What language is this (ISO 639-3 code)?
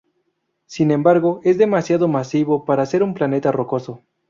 spa